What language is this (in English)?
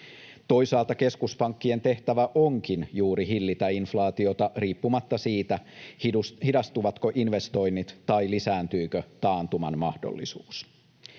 Finnish